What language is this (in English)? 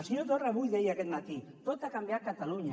Catalan